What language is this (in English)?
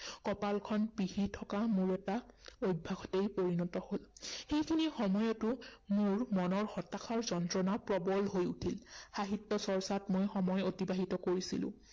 Assamese